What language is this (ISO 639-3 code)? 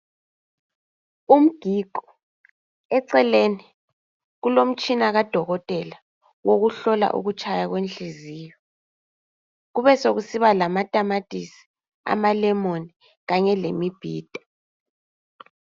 nde